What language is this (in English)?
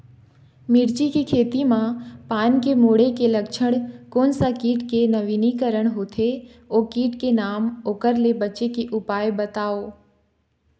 Chhattisgarhi